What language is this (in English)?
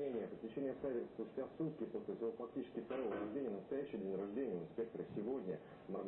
Russian